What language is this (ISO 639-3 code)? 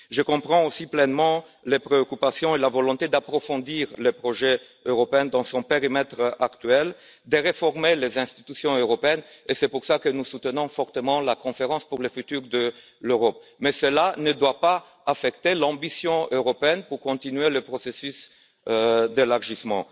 fra